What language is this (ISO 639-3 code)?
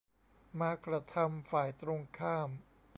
tha